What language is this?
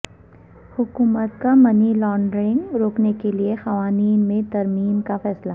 Urdu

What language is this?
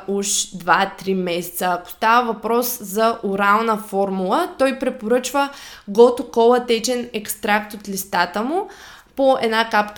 Bulgarian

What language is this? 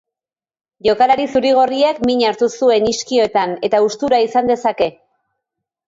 Basque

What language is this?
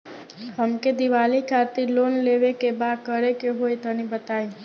Bhojpuri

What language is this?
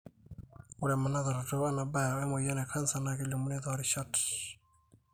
Masai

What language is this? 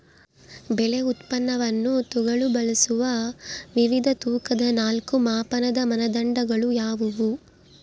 Kannada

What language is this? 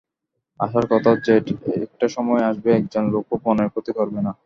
Bangla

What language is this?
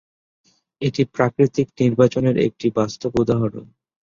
Bangla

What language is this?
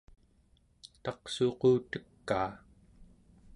Central Yupik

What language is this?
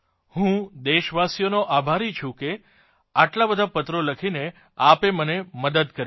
Gujarati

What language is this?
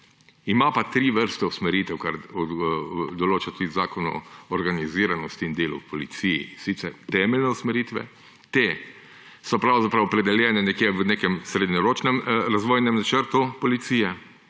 Slovenian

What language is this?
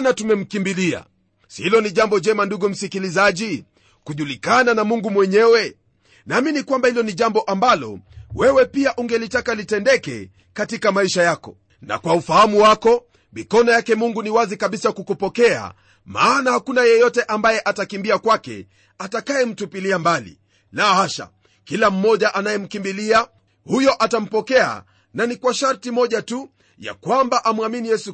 Swahili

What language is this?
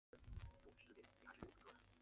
Chinese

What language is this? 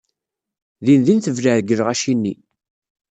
Kabyle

